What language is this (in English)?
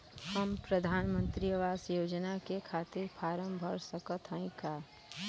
Bhojpuri